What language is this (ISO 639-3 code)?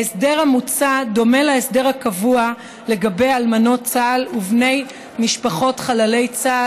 heb